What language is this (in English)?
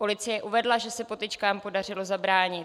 Czech